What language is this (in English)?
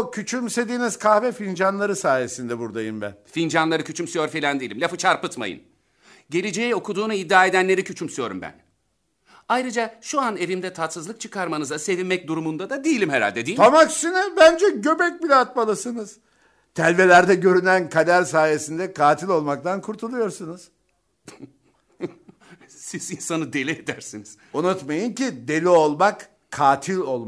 Turkish